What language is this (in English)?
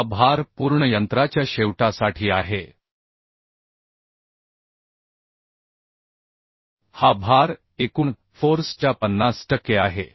Marathi